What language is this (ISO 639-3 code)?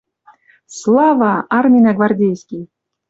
mrj